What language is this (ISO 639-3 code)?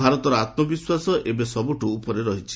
ori